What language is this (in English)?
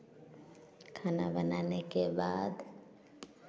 Hindi